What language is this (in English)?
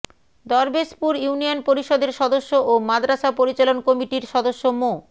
Bangla